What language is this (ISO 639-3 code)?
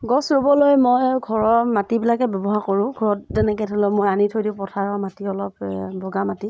asm